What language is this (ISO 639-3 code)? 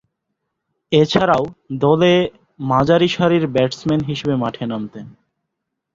ben